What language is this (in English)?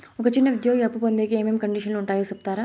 Telugu